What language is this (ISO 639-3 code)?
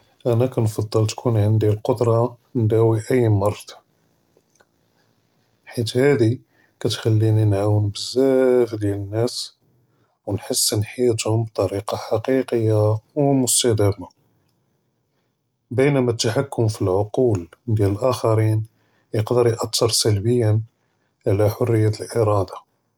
jrb